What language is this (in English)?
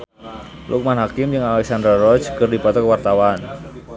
Sundanese